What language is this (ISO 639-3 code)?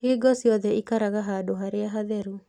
kik